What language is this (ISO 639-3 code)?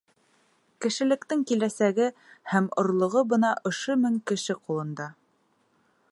bak